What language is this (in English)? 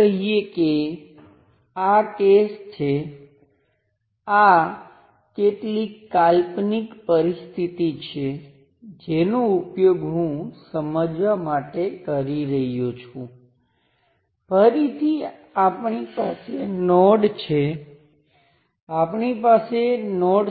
Gujarati